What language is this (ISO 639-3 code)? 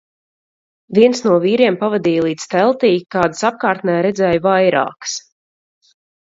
lav